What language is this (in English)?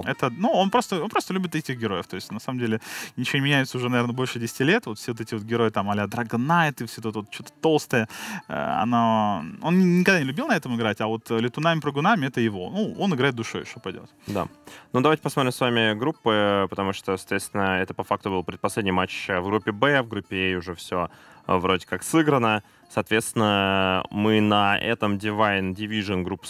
Russian